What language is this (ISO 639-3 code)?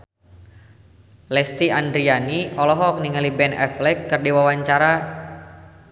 sun